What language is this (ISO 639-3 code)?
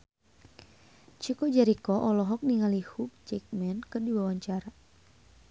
sun